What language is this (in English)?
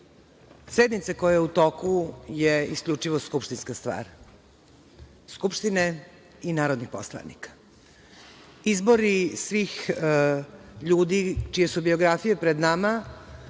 Serbian